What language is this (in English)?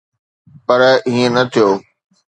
Sindhi